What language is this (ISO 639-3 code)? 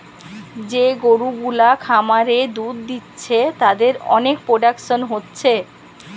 ben